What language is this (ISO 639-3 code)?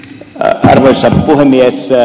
fin